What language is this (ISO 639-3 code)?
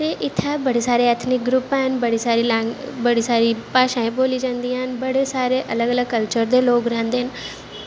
doi